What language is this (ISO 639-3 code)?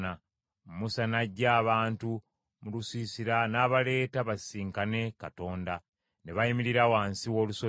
lug